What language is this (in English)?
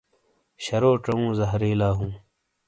Shina